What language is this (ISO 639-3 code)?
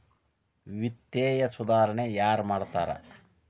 kan